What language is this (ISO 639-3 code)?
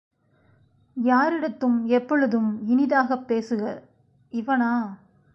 tam